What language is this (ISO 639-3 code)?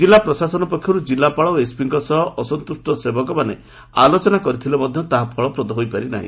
ori